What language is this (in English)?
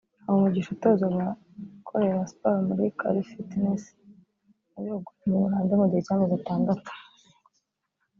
Kinyarwanda